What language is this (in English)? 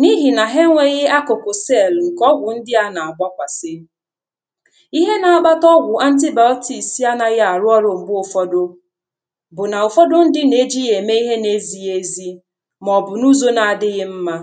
Igbo